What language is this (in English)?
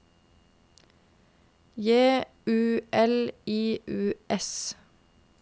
Norwegian